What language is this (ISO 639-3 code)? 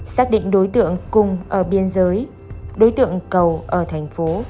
vie